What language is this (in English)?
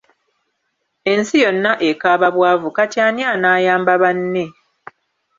Ganda